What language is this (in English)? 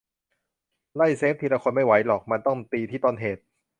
Thai